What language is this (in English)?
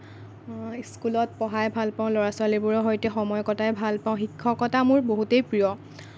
Assamese